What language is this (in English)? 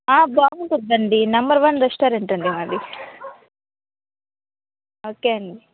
Telugu